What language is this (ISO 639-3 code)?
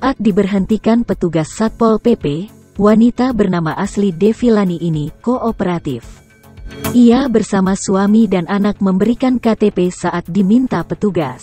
ind